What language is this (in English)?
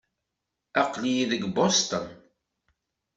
Kabyle